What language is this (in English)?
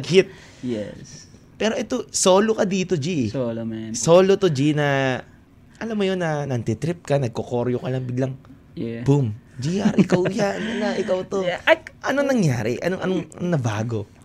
Filipino